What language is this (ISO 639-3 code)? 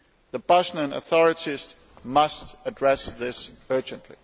eng